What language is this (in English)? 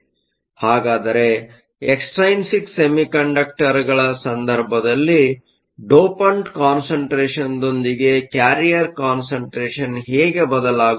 Kannada